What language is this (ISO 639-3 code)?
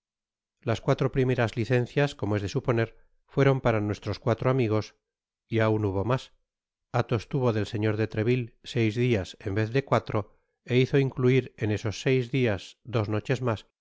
spa